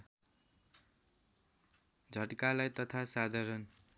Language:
Nepali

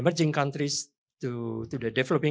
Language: Indonesian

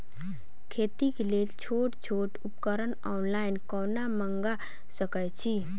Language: Maithili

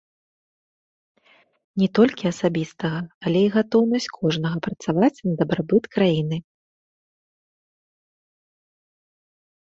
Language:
Belarusian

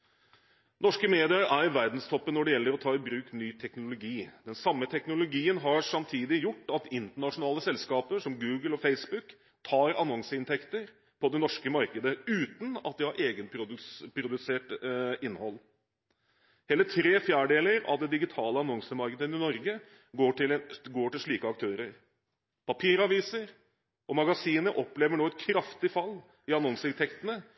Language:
Norwegian Bokmål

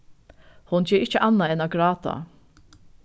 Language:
Faroese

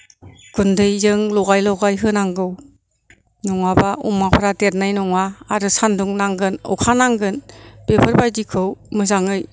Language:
Bodo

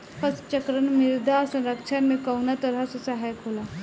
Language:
Bhojpuri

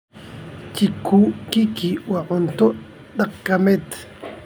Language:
Somali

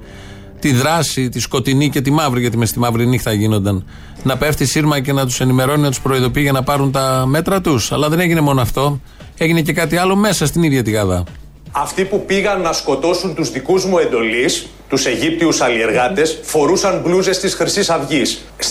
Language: Greek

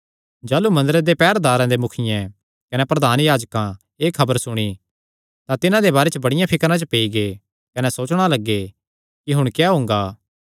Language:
Kangri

